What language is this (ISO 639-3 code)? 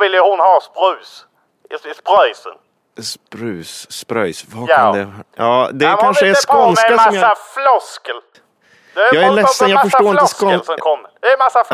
swe